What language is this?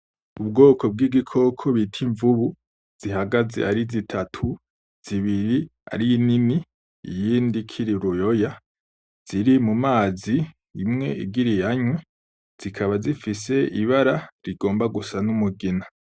Rundi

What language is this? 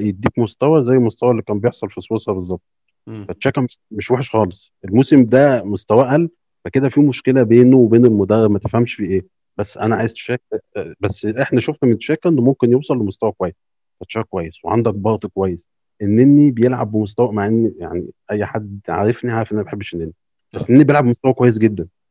Arabic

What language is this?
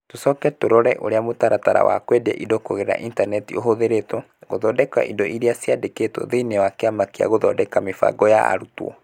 Kikuyu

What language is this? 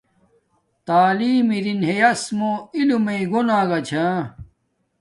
Domaaki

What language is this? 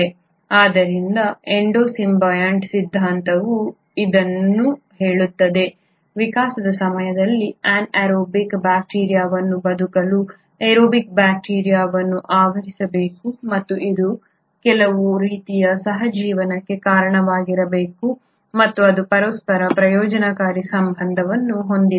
Kannada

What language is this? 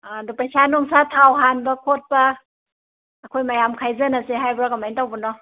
Manipuri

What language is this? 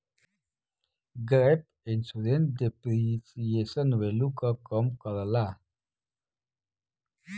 Bhojpuri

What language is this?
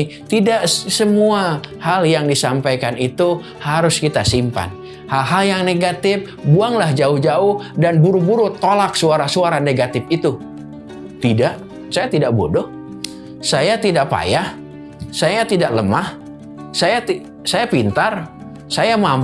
Indonesian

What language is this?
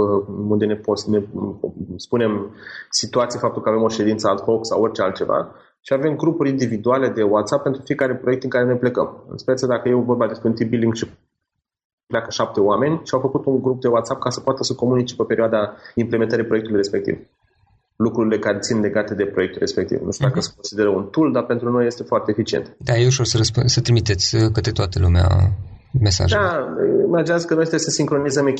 Romanian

